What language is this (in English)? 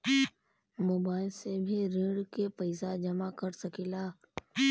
Bhojpuri